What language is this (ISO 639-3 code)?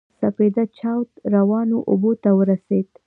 pus